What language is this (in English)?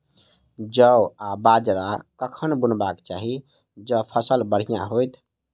Maithili